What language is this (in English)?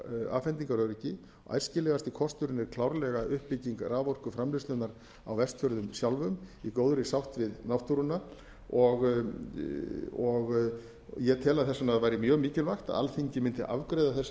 Icelandic